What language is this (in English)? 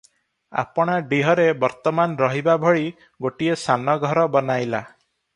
Odia